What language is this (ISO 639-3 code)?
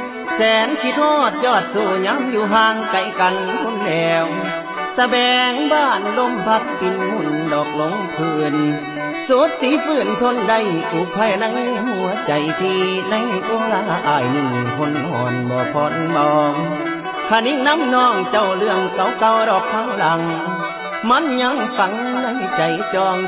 tha